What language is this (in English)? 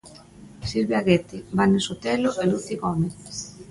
Galician